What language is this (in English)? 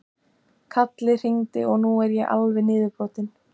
Icelandic